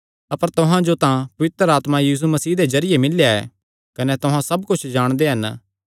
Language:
Kangri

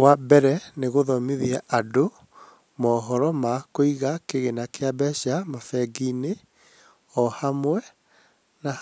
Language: Kikuyu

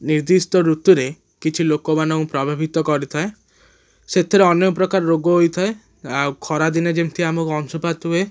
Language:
Odia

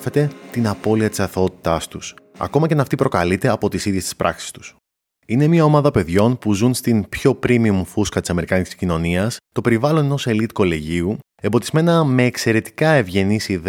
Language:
Greek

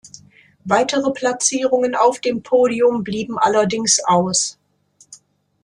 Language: German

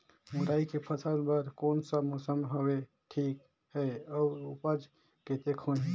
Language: Chhattisgarhi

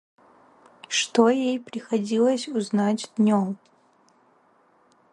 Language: Russian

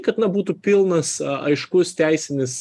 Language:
Lithuanian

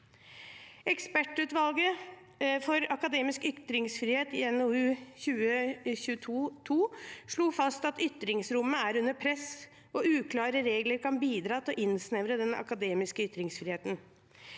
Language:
Norwegian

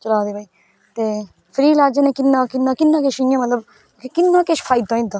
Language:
Dogri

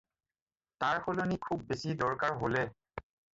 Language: Assamese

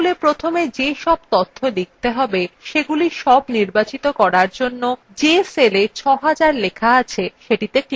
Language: Bangla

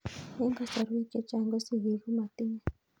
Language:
Kalenjin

